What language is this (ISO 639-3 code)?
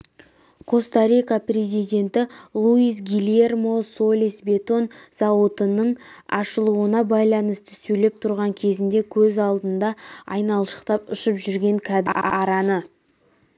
kaz